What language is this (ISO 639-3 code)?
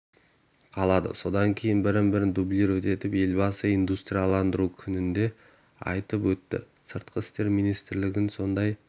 kaz